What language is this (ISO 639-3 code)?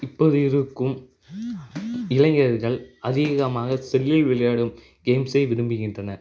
tam